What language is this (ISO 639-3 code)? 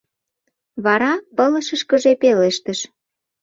chm